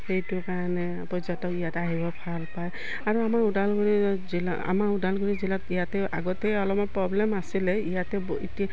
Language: Assamese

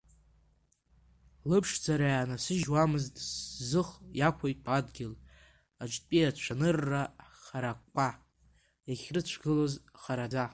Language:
Abkhazian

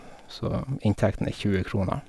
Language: Norwegian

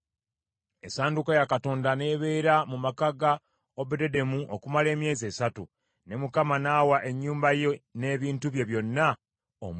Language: Ganda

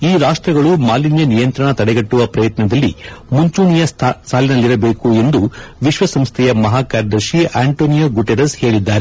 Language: Kannada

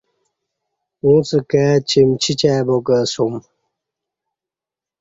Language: Kati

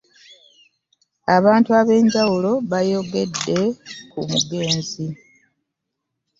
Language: Ganda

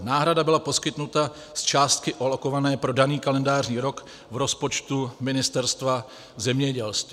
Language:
Czech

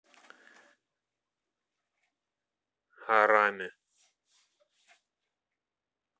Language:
Russian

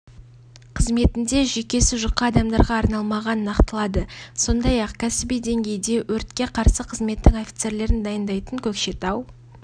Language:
Kazakh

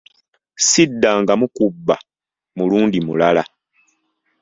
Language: Ganda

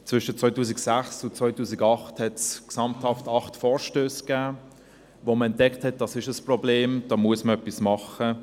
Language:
Swiss German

